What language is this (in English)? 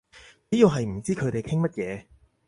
Cantonese